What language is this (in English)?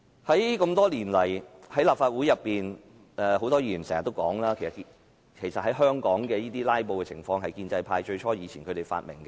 Cantonese